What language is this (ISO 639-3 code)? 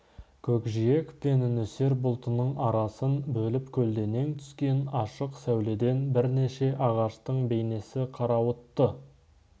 kaz